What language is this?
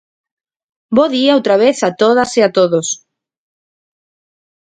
Galician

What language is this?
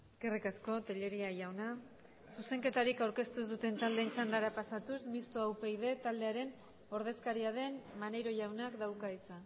Basque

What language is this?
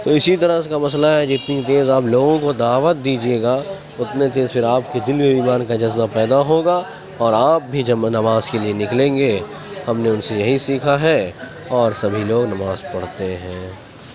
Urdu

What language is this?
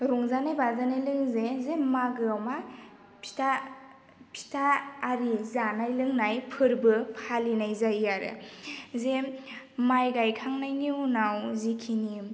Bodo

